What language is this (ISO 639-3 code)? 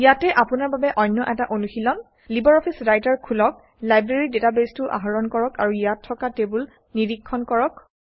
asm